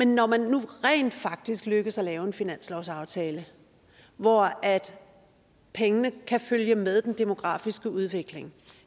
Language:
Danish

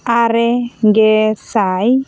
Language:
Santali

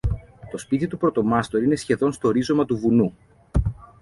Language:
Greek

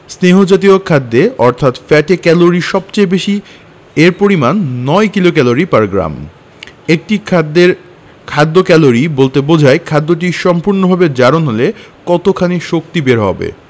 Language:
Bangla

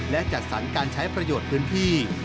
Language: Thai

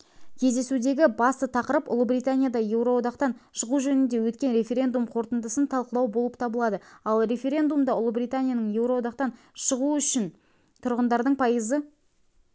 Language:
Kazakh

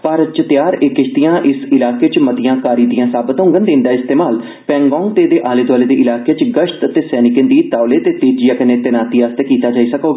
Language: Dogri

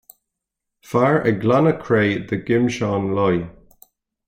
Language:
Irish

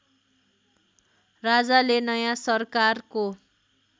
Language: Nepali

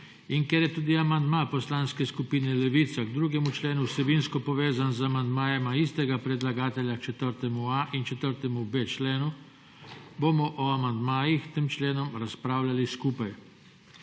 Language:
Slovenian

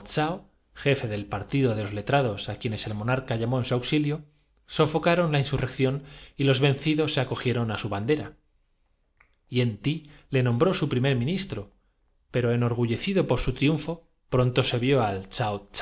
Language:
Spanish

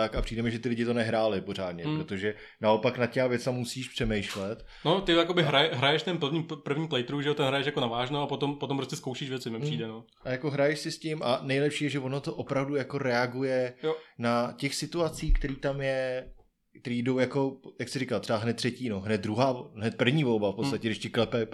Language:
Czech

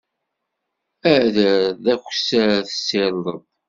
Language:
Kabyle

